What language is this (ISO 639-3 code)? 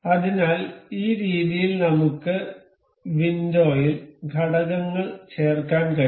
mal